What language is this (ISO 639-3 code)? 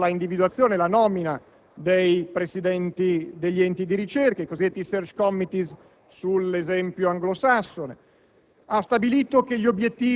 ita